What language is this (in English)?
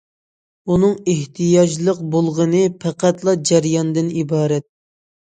Uyghur